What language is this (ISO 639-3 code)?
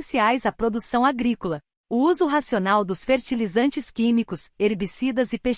por